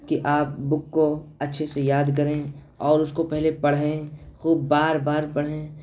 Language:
Urdu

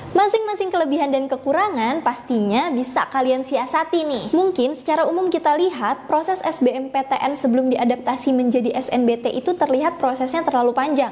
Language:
Indonesian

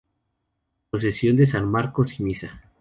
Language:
Spanish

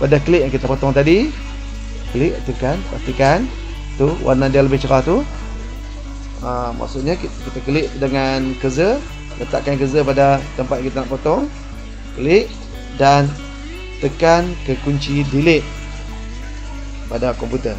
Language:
Malay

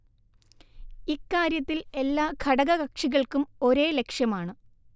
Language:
Malayalam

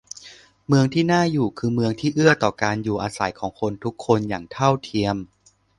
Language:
Thai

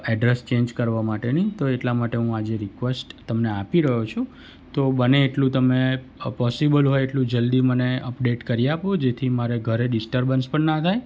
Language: Gujarati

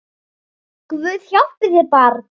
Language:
Icelandic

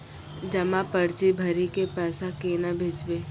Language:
Maithili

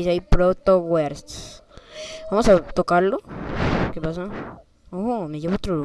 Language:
Spanish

